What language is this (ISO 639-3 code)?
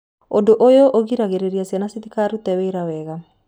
kik